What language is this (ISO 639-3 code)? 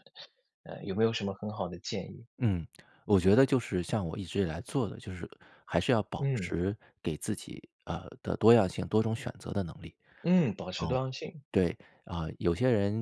zho